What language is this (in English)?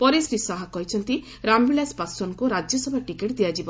Odia